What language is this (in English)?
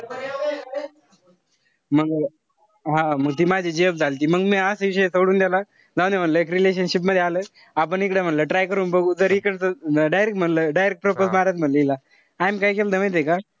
Marathi